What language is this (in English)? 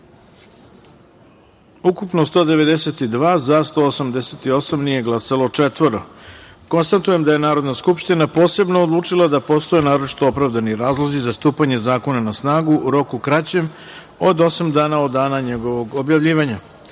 Serbian